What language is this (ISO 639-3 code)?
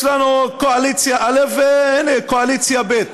heb